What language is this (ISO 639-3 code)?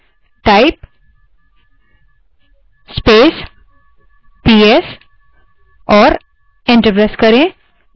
hin